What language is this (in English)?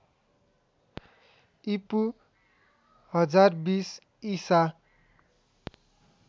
Nepali